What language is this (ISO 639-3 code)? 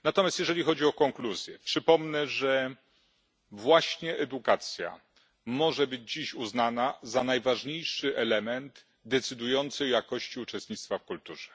pol